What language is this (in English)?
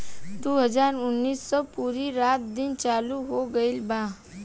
Bhojpuri